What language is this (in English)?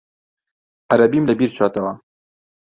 Central Kurdish